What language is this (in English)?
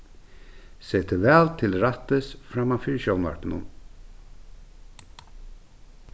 Faroese